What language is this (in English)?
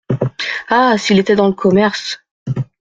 French